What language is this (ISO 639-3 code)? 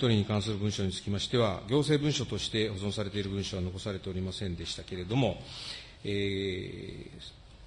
jpn